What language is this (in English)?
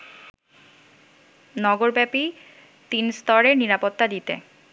Bangla